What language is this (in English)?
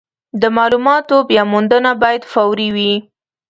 Pashto